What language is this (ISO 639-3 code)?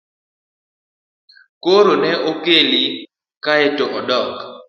luo